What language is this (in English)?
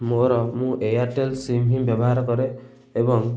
Odia